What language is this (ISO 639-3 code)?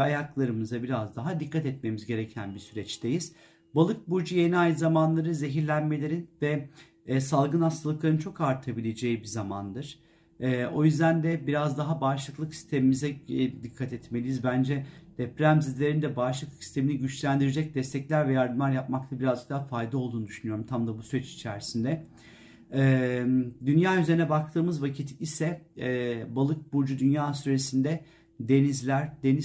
tur